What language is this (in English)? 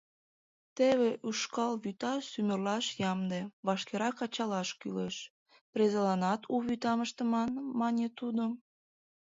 Mari